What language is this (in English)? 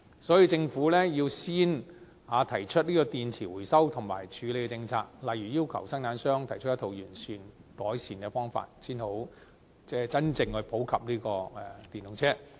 Cantonese